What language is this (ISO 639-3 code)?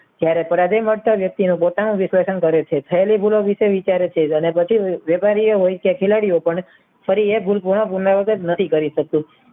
guj